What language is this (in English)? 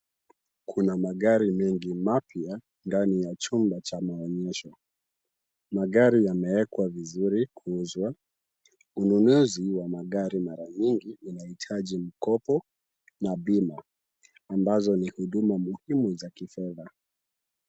Swahili